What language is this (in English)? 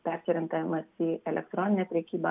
Lithuanian